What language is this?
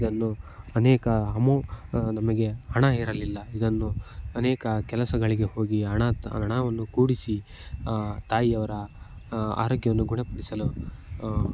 Kannada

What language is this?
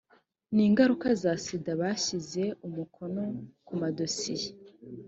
Kinyarwanda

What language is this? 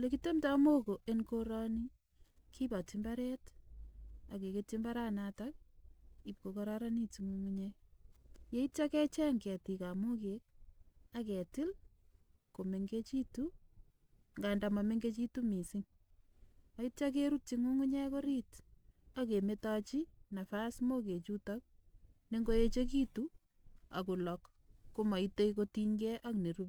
Kalenjin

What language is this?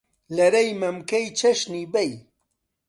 Central Kurdish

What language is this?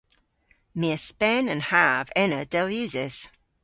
Cornish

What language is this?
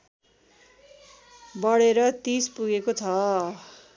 Nepali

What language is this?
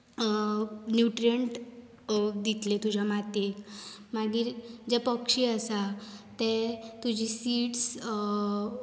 Konkani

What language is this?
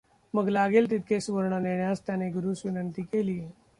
Marathi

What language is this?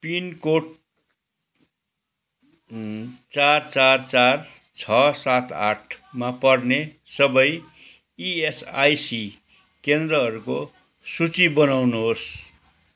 Nepali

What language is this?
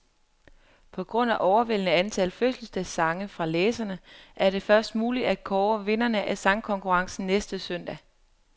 Danish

